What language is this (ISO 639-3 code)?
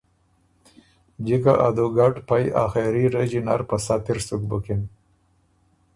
oru